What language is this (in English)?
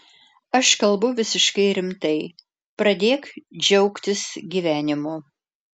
Lithuanian